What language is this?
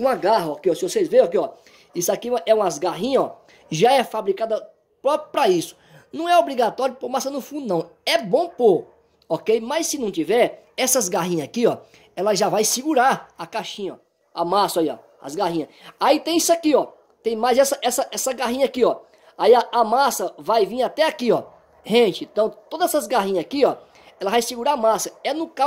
Portuguese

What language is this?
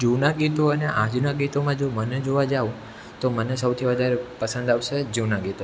Gujarati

